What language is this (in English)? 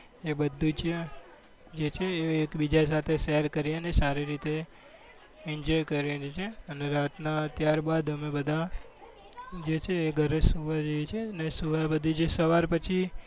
Gujarati